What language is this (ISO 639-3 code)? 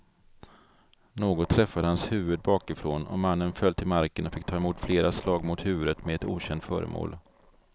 swe